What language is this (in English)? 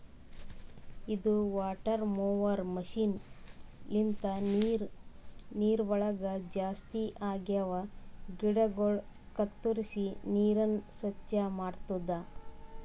Kannada